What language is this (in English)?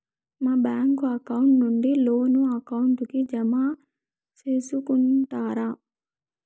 Telugu